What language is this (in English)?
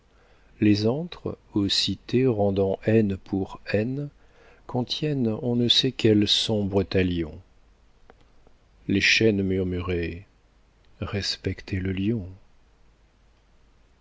French